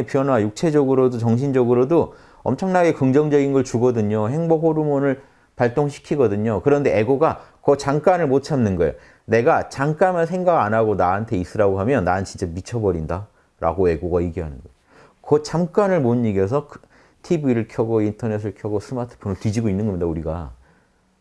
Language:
Korean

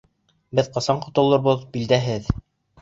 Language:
Bashkir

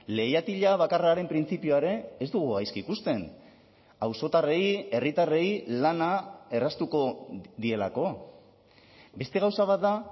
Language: Basque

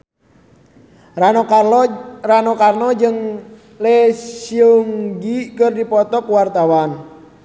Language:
Sundanese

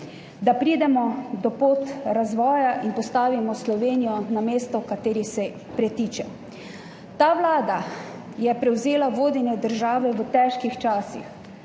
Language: Slovenian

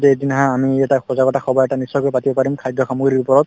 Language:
Assamese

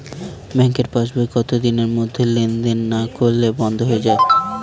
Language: Bangla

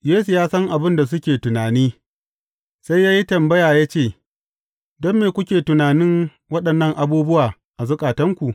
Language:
Hausa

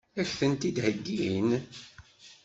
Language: Kabyle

